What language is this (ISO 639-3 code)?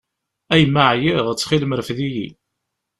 kab